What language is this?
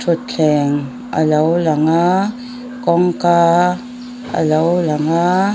Mizo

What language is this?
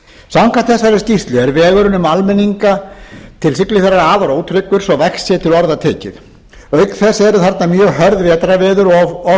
Icelandic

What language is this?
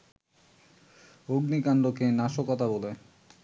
Bangla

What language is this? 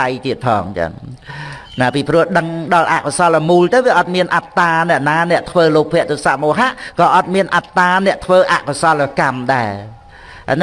Vietnamese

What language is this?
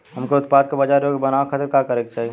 Bhojpuri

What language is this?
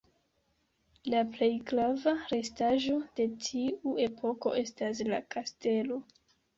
Esperanto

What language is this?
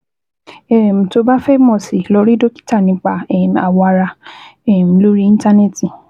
Yoruba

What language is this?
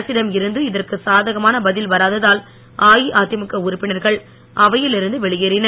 Tamil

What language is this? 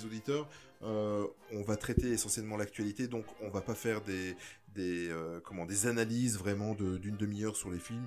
French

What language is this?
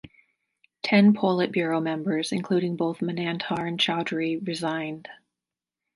English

